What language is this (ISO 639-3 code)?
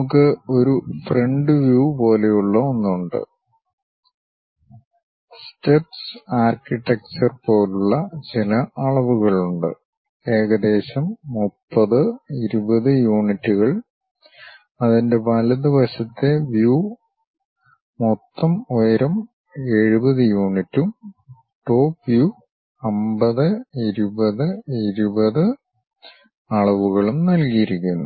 mal